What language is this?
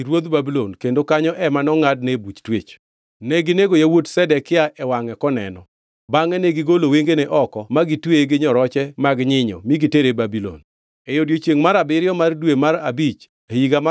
Luo (Kenya and Tanzania)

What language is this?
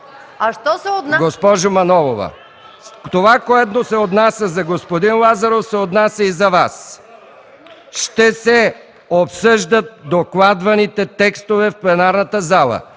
Bulgarian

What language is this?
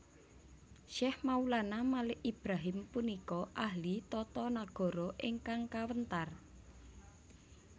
Javanese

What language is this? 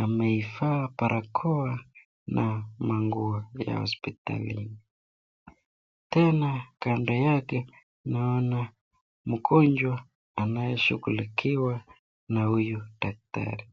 Swahili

